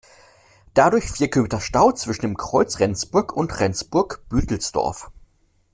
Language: German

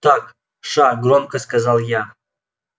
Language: Russian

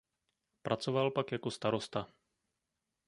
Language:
Czech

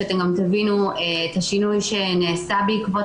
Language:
Hebrew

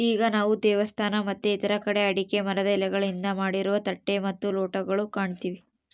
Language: Kannada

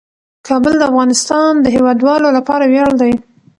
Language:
Pashto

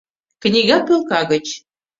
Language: Mari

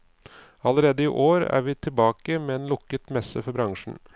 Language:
Norwegian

